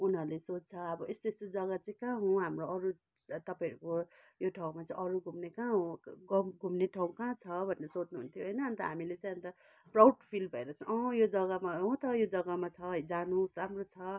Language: Nepali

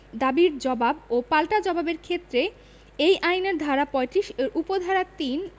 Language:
Bangla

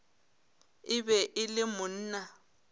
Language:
Northern Sotho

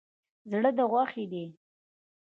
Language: Pashto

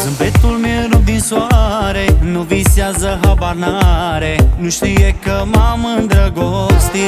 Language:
Romanian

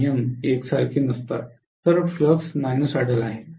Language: Marathi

